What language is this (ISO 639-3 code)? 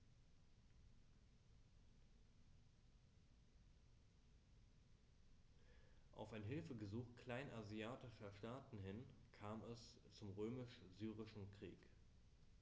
deu